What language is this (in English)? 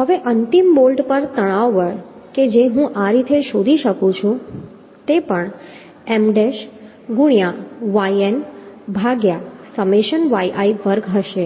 Gujarati